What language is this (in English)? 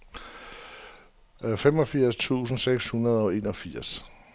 Danish